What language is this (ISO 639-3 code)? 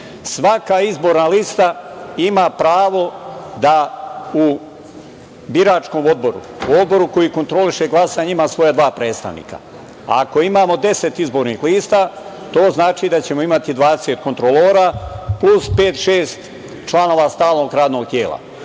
srp